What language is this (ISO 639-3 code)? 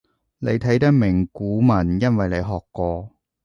yue